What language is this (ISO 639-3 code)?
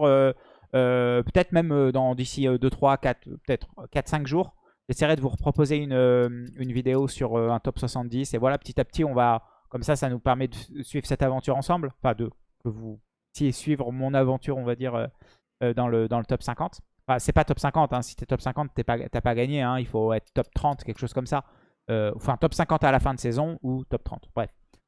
fra